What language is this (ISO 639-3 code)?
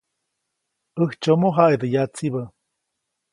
zoc